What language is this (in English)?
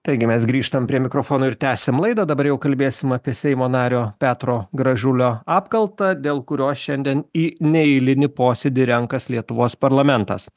Lithuanian